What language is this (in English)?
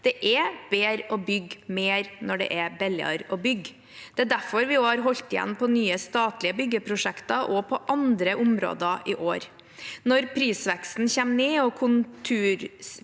Norwegian